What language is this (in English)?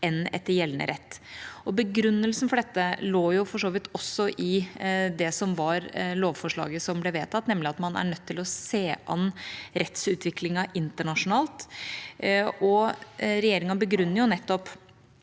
Norwegian